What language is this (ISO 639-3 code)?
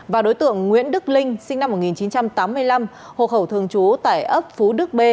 vie